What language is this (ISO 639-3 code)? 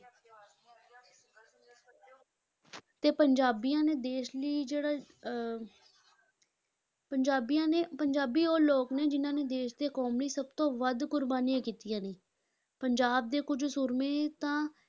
pan